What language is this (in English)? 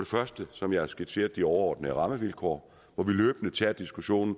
Danish